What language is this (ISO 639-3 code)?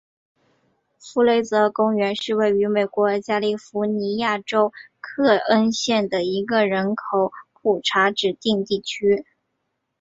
zho